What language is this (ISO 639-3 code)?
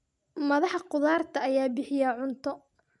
som